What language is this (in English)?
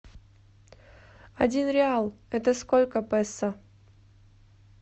Russian